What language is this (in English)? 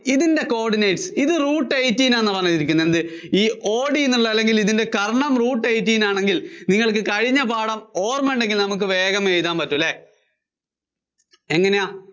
Malayalam